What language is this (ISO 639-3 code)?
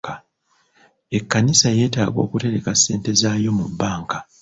lug